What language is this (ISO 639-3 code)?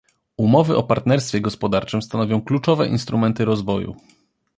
pol